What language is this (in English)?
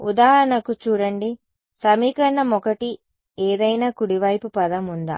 Telugu